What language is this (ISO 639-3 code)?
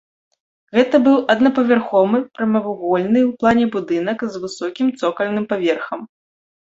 bel